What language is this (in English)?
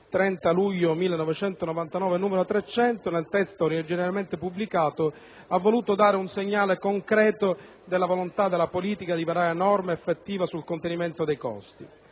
Italian